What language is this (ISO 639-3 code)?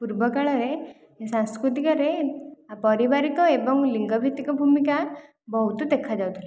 ori